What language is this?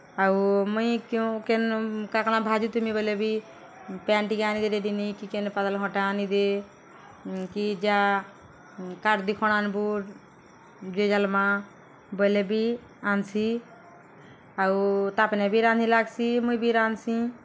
Odia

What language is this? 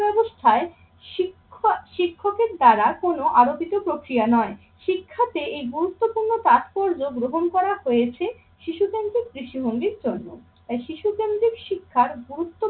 Bangla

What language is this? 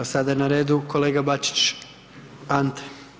Croatian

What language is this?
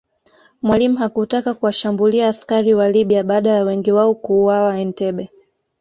Swahili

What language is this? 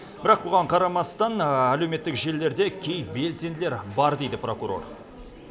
Kazakh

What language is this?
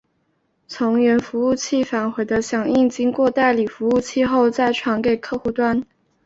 Chinese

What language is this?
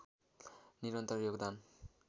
Nepali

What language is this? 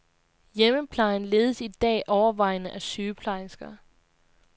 Danish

